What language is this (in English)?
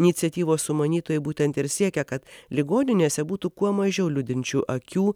Lithuanian